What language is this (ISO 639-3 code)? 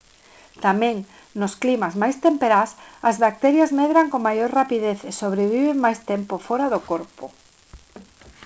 glg